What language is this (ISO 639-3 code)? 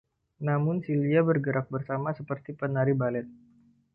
ind